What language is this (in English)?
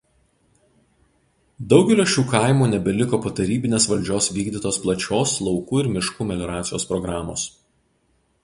Lithuanian